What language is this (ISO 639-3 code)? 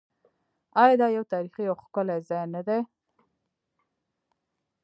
pus